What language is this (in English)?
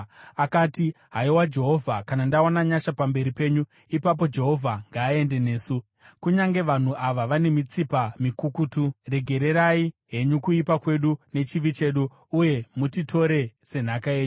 Shona